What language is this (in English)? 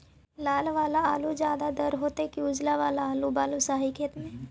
Magahi